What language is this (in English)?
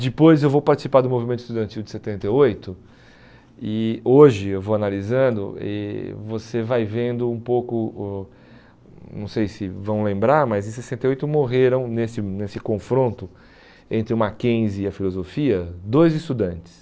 Portuguese